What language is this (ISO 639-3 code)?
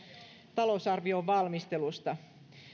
fin